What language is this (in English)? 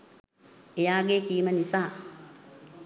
Sinhala